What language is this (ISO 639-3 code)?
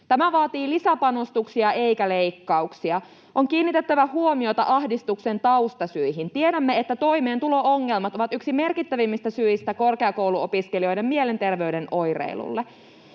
fin